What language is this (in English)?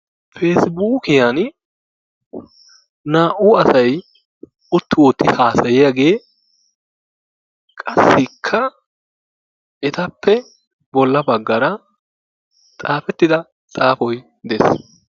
Wolaytta